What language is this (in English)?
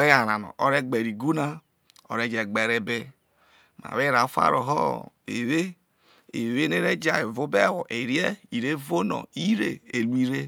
Isoko